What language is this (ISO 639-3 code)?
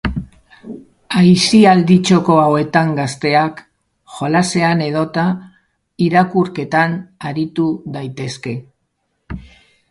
eus